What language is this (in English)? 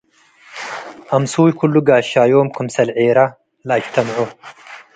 Tigre